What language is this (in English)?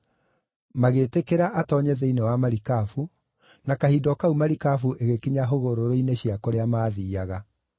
Kikuyu